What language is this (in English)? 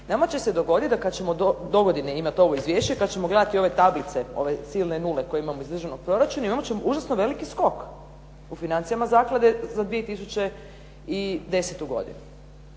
Croatian